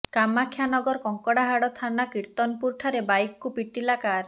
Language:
Odia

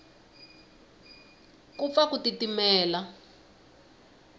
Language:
Tsonga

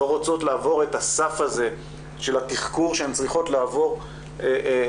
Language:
Hebrew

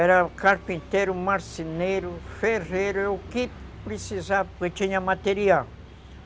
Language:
Portuguese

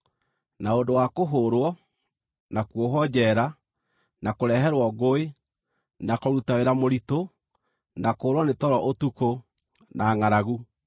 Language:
Kikuyu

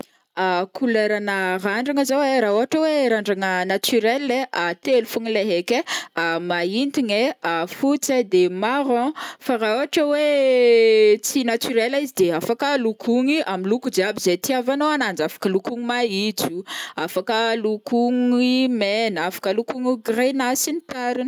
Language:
Northern Betsimisaraka Malagasy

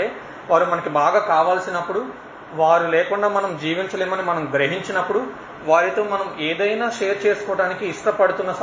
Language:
Telugu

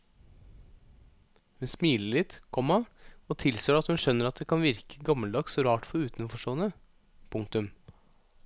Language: Norwegian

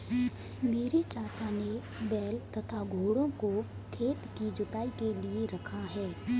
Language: Hindi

